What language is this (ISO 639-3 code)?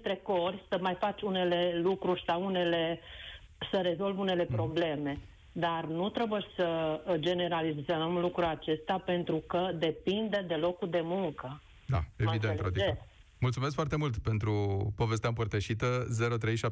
ron